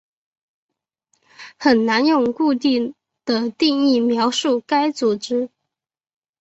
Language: Chinese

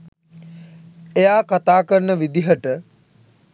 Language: Sinhala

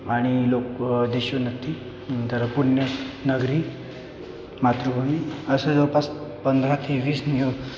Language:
Marathi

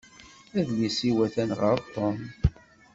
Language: Kabyle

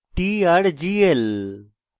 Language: Bangla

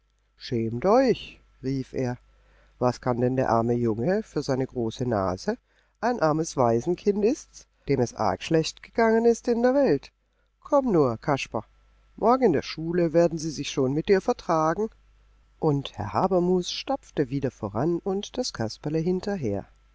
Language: German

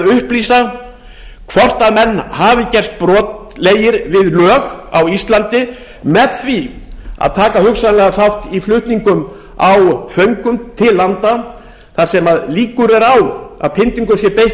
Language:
Icelandic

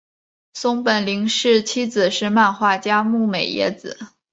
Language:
Chinese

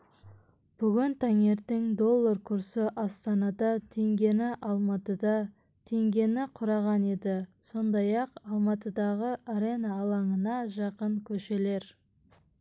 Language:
Kazakh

